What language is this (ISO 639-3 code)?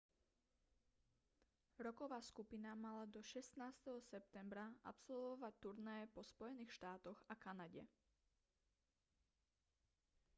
slk